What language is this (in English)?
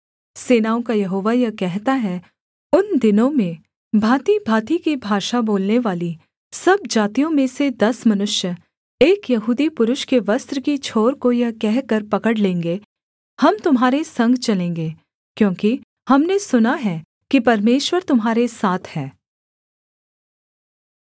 Hindi